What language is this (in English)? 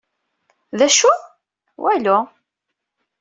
Kabyle